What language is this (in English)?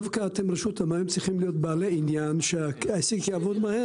Hebrew